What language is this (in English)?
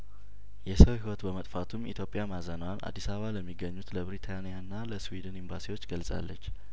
Amharic